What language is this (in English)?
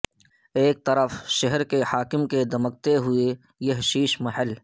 Urdu